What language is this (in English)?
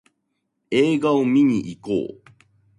Japanese